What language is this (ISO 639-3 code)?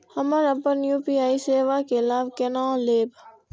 mai